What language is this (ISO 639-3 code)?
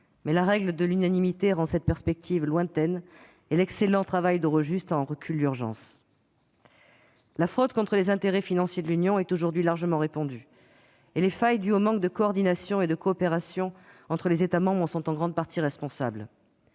fra